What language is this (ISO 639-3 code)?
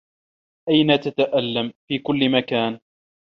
ara